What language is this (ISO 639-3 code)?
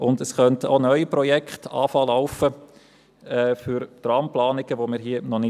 gsw